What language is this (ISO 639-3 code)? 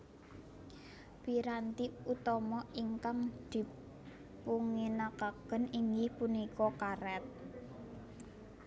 jav